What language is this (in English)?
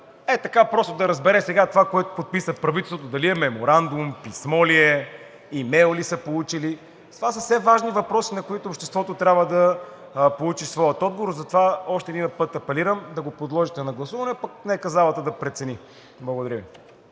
Bulgarian